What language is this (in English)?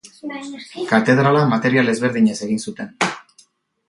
Basque